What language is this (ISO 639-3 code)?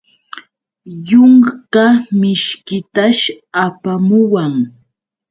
qux